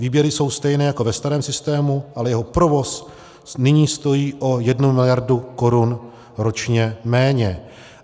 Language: Czech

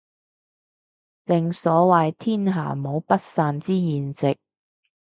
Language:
Cantonese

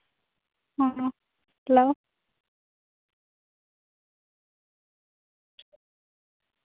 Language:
Santali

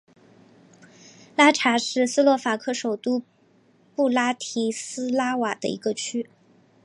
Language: Chinese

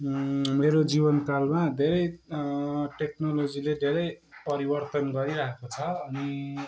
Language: Nepali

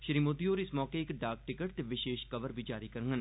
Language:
Dogri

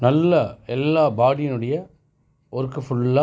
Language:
Tamil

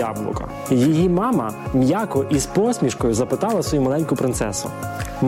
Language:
Ukrainian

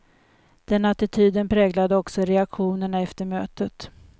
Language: Swedish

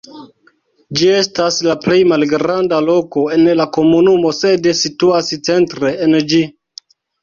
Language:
Esperanto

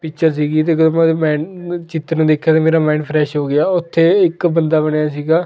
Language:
Punjabi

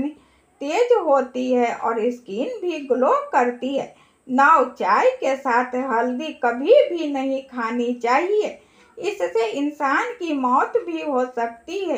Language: Hindi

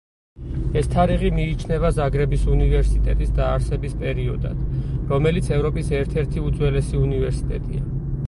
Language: Georgian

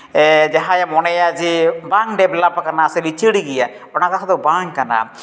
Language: Santali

